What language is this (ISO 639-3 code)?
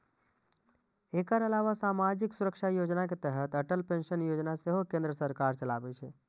mai